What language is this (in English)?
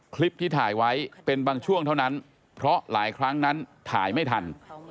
Thai